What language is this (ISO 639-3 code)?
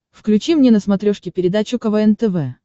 rus